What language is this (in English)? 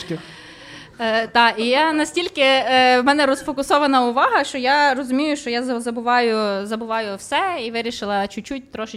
Ukrainian